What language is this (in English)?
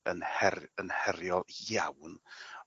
Welsh